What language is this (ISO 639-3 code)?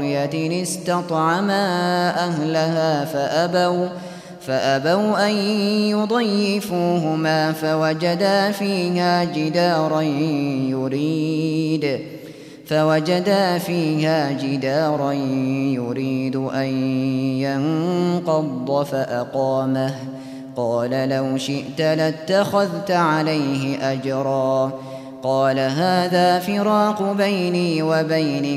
ara